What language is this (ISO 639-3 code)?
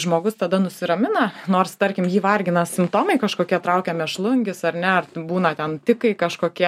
lit